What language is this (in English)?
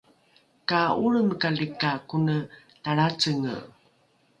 Rukai